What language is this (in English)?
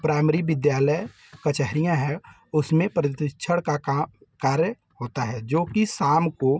Hindi